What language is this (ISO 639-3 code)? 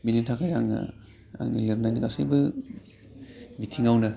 brx